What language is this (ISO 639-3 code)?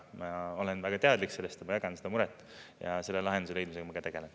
est